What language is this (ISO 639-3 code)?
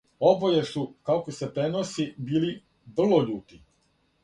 srp